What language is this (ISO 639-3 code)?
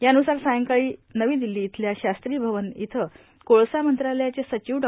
mar